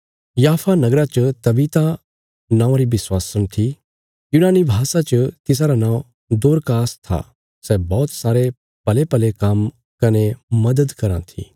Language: Bilaspuri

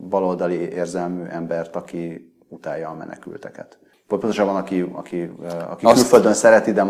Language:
Hungarian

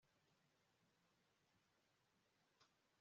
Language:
Kinyarwanda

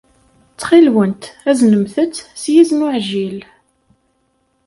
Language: Kabyle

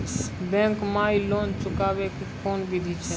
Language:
Maithili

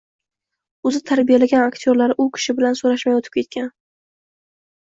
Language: Uzbek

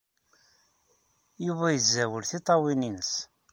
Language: Kabyle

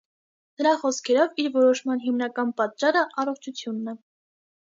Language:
Armenian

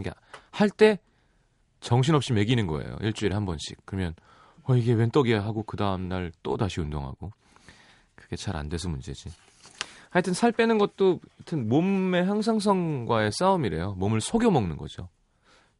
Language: Korean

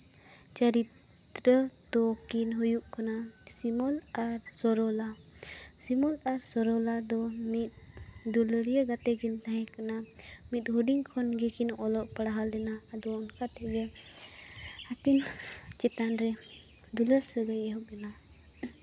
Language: Santali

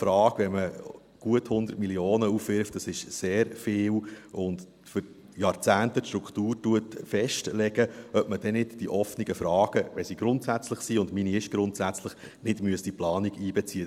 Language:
Swiss German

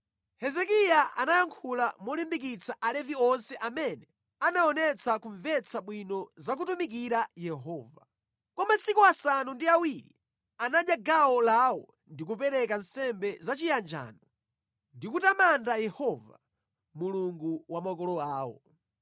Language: Nyanja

